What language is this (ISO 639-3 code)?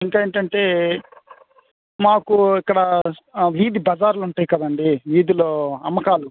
tel